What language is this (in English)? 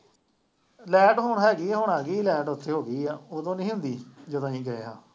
Punjabi